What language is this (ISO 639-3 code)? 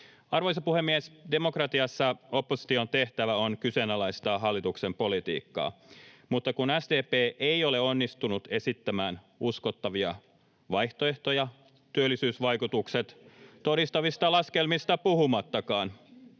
fin